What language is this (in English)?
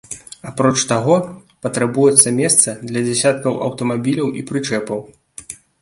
Belarusian